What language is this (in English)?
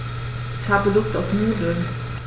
German